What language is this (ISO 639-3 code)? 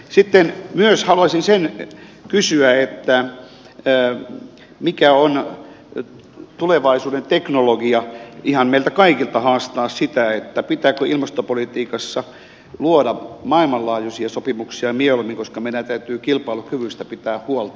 fin